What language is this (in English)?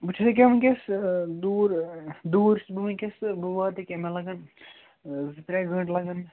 Kashmiri